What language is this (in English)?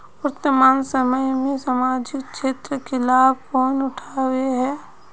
Magahi